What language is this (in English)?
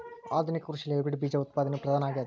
Kannada